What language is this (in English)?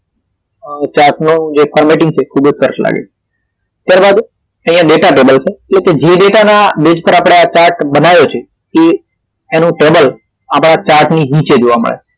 Gujarati